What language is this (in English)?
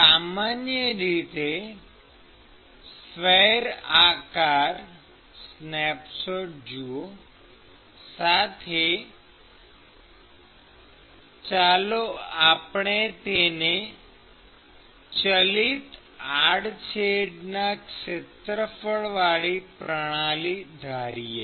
Gujarati